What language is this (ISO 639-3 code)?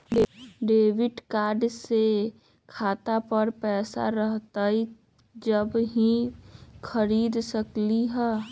mag